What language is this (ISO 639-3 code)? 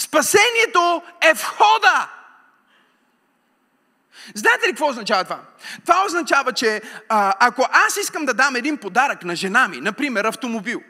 bul